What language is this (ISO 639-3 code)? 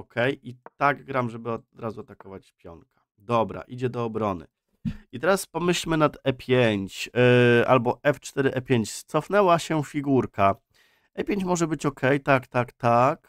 pol